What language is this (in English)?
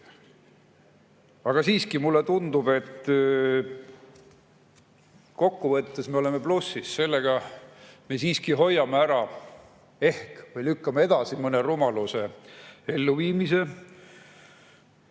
Estonian